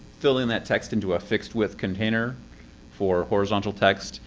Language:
English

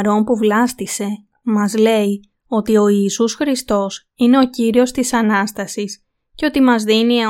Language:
Greek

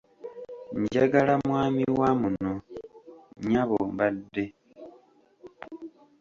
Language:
Ganda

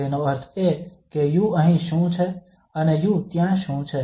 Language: Gujarati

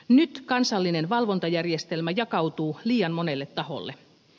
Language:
Finnish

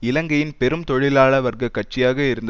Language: Tamil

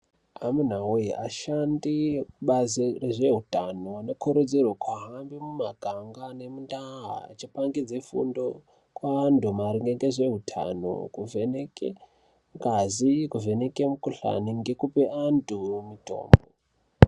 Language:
Ndau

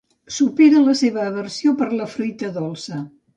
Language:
Catalan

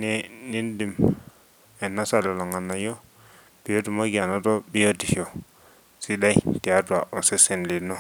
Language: Masai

